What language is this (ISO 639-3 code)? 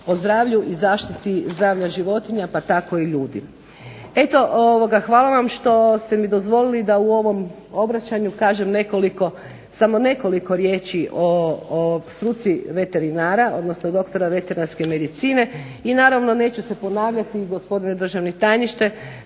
hrv